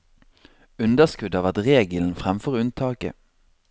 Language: Norwegian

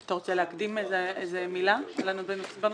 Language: Hebrew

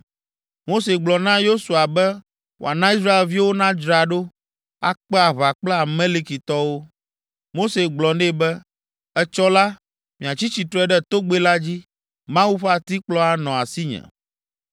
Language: Ewe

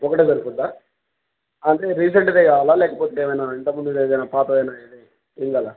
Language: Telugu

